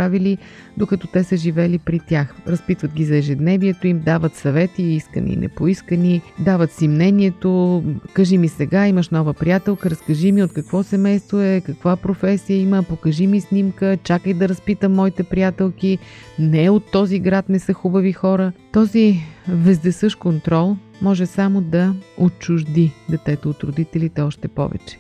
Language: Bulgarian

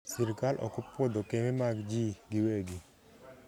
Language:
Luo (Kenya and Tanzania)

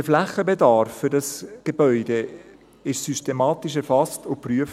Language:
Swiss German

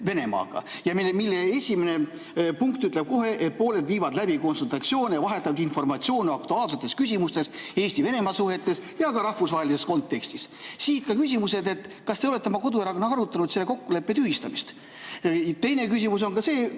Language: Estonian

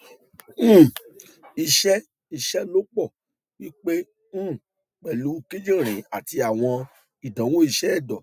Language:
Yoruba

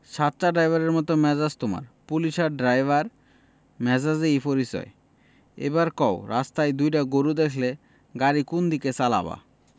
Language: Bangla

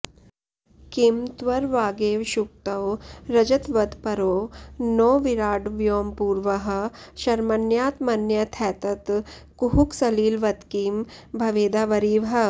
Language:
Sanskrit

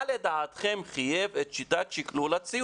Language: Hebrew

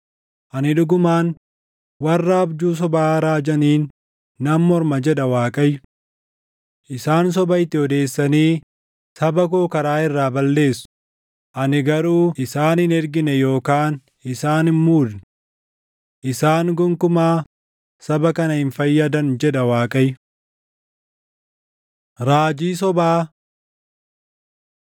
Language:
Oromo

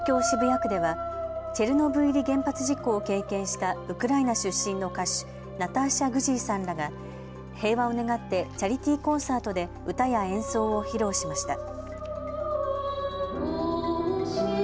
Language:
Japanese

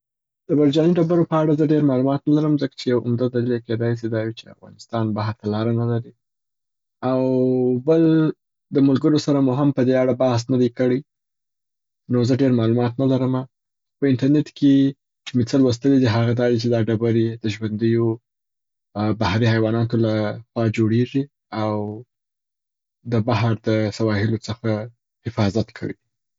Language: Southern Pashto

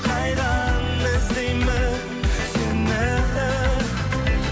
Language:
Kazakh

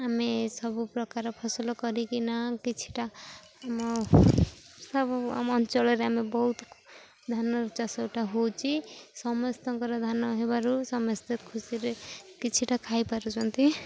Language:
Odia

